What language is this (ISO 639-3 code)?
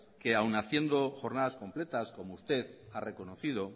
spa